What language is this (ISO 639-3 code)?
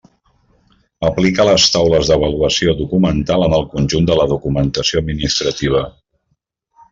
cat